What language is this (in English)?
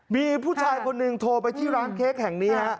Thai